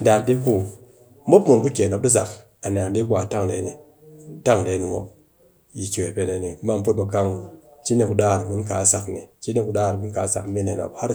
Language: Cakfem-Mushere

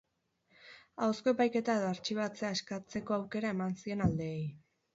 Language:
Basque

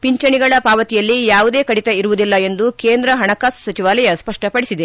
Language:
Kannada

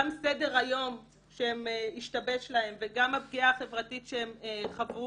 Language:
Hebrew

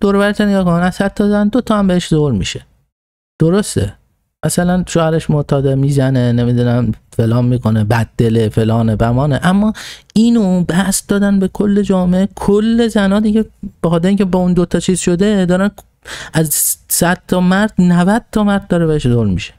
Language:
Persian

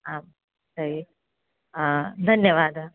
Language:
Sanskrit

